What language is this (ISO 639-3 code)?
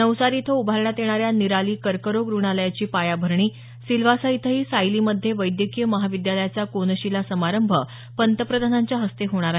mar